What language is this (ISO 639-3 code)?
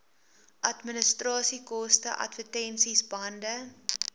afr